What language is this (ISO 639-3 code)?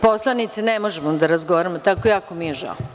srp